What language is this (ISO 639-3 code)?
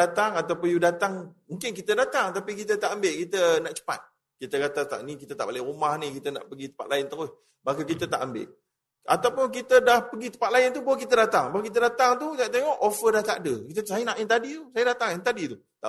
msa